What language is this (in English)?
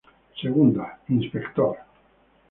Spanish